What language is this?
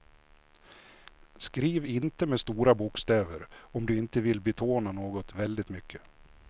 Swedish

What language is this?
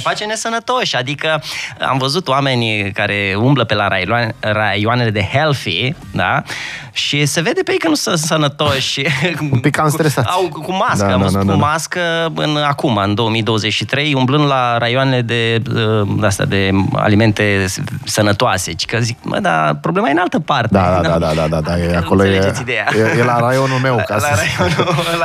Romanian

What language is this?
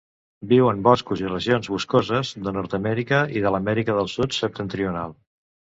Catalan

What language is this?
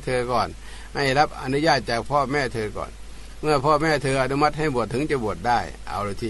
Thai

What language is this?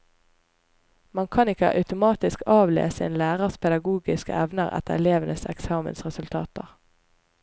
Norwegian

